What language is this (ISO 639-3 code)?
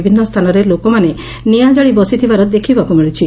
ori